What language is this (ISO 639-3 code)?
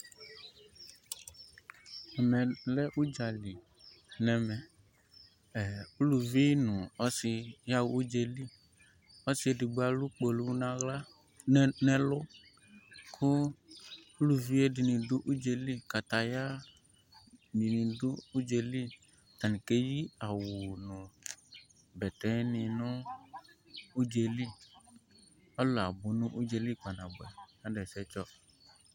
kpo